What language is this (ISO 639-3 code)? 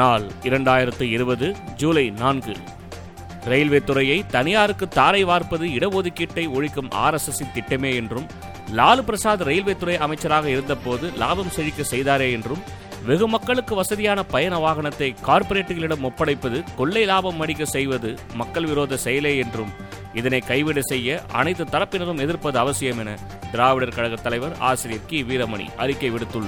tam